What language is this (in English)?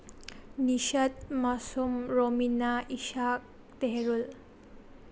Manipuri